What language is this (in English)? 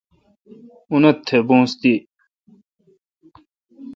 Kalkoti